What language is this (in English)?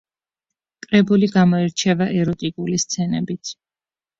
Georgian